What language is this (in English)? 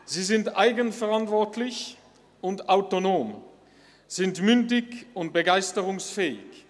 Swiss German